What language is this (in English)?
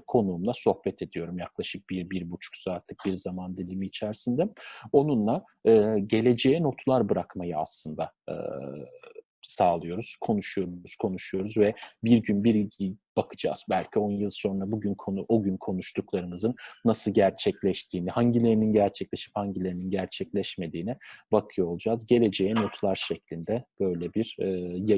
Turkish